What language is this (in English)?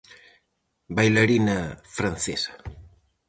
Galician